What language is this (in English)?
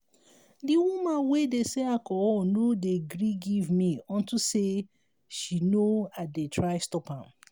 Nigerian Pidgin